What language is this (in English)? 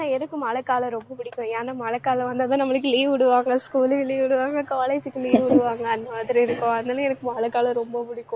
Tamil